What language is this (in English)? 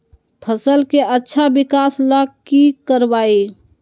Magahi